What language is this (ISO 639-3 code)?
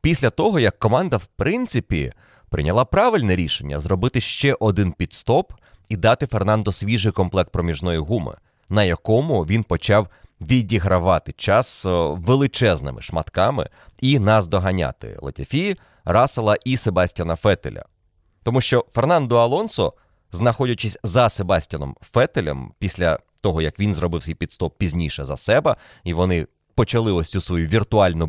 ukr